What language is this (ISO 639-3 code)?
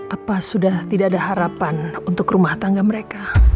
ind